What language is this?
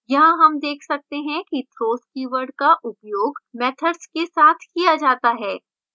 Hindi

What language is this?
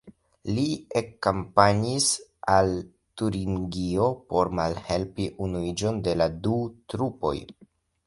Esperanto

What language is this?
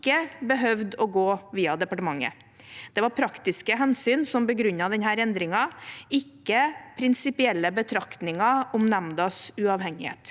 Norwegian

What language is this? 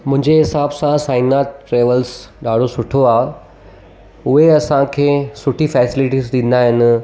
Sindhi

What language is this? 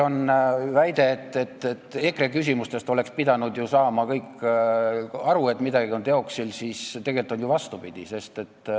Estonian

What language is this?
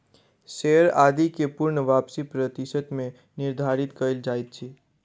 Maithili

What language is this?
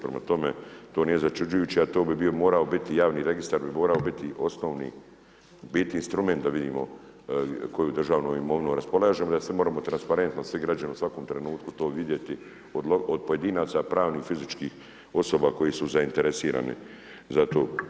Croatian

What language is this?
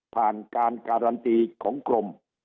Thai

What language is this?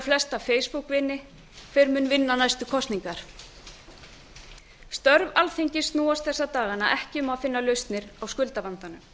Icelandic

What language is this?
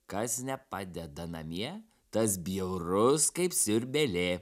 Lithuanian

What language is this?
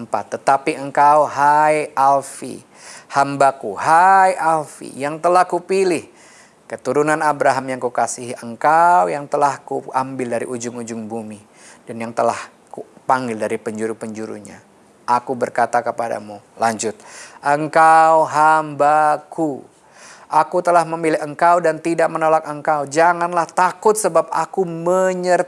Indonesian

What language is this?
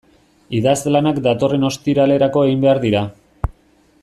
Basque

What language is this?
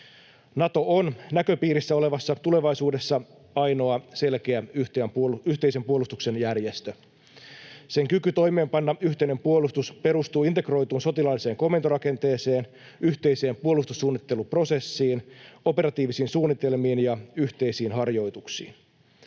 Finnish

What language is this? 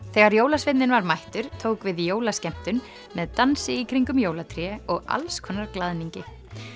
Icelandic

